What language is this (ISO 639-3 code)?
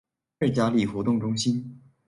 zho